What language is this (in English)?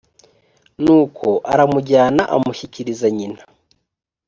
Kinyarwanda